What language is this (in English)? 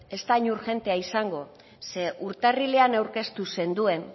Basque